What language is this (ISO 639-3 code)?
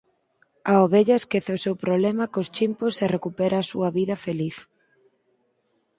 glg